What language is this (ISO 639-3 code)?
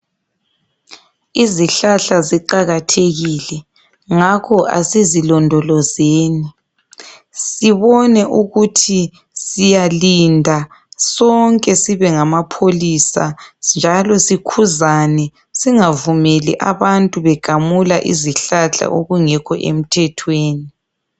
nde